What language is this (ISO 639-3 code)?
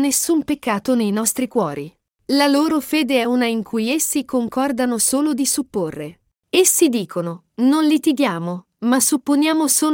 ita